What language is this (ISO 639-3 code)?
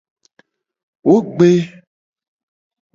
gej